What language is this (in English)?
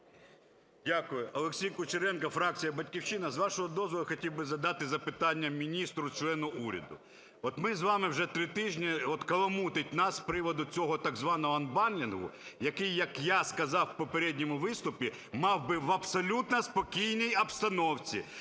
Ukrainian